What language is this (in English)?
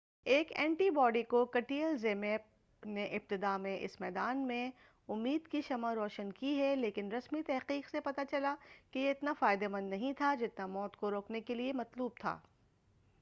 Urdu